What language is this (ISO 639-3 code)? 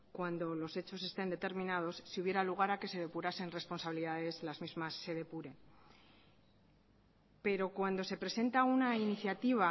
spa